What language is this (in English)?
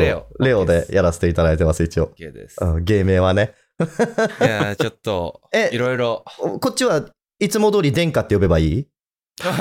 Japanese